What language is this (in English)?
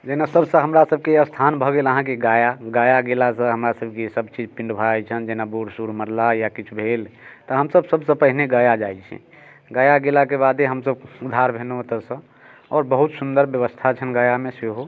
Maithili